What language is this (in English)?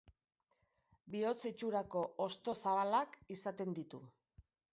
Basque